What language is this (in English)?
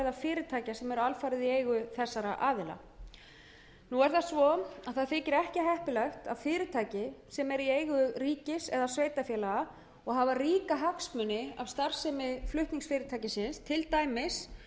Icelandic